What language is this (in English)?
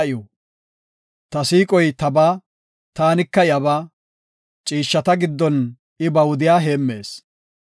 Gofa